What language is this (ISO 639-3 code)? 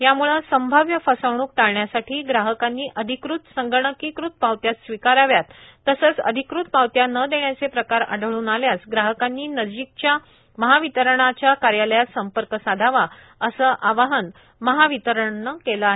mar